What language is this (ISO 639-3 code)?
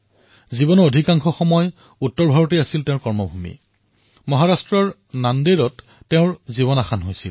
asm